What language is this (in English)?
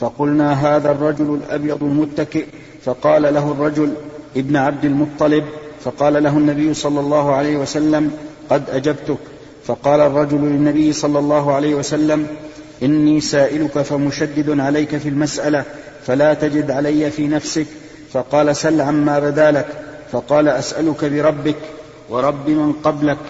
Arabic